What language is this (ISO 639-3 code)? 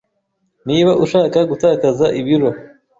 kin